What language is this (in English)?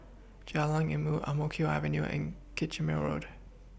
English